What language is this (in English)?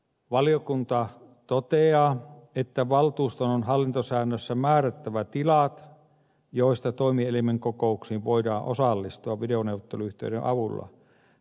Finnish